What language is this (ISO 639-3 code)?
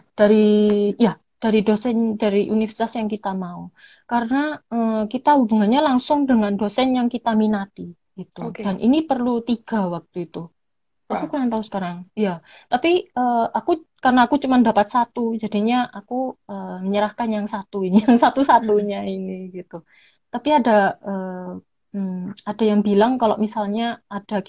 ind